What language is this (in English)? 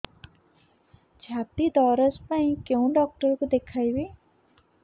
Odia